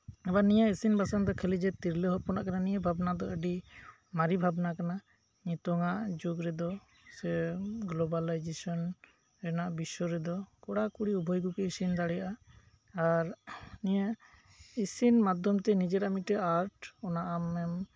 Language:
Santali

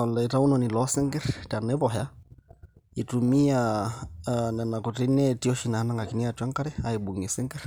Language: Masai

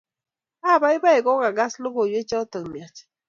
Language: Kalenjin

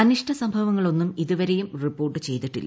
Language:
Malayalam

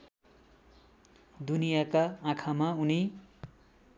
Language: Nepali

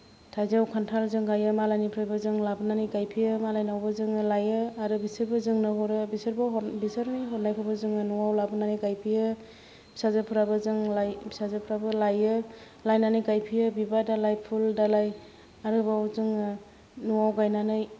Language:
Bodo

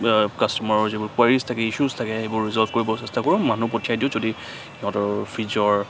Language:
Assamese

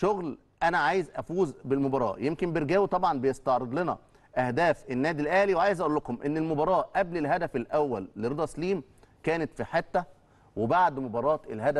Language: Arabic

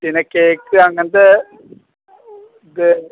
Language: Malayalam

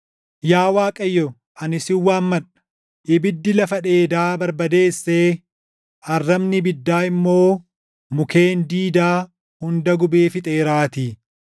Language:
Oromo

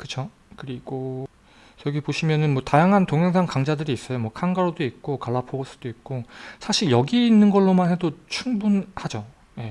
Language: Korean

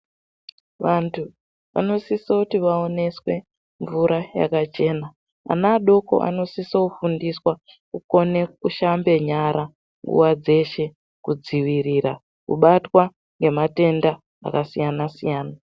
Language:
Ndau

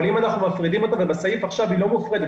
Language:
Hebrew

